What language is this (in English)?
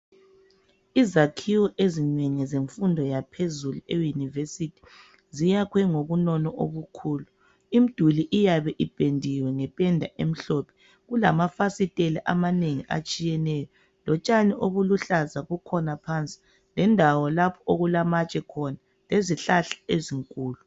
North Ndebele